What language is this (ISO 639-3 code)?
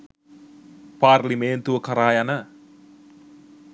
sin